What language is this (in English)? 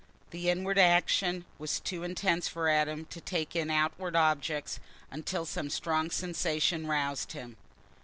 English